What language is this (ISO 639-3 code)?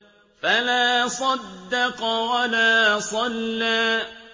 ara